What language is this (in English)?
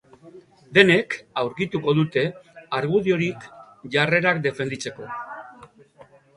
Basque